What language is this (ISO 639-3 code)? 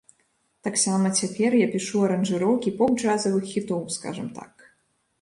bel